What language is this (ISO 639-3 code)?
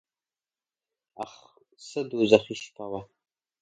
pus